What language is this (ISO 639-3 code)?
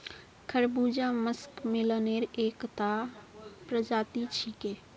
mag